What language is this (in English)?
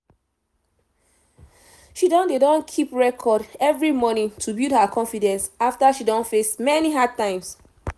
Nigerian Pidgin